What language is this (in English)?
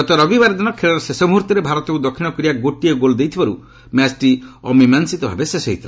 Odia